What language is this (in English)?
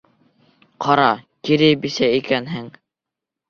Bashkir